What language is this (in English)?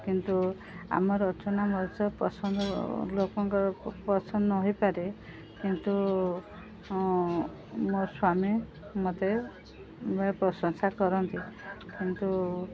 Odia